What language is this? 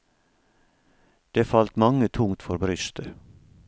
Norwegian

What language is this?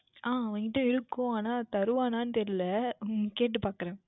Tamil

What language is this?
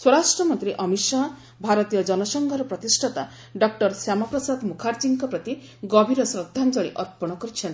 Odia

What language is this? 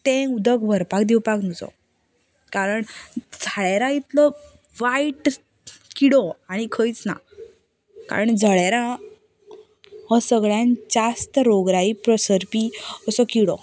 Konkani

